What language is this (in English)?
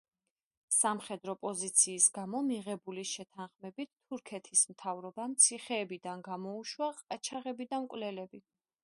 Georgian